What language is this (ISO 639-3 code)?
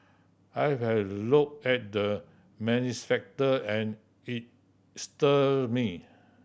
eng